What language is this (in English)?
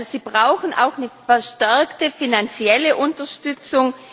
German